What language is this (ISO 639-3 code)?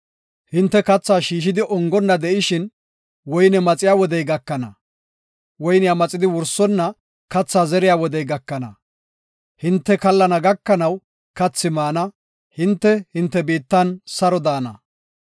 gof